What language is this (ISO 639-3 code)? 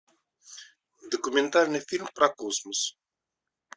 rus